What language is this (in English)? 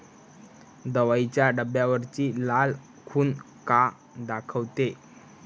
Marathi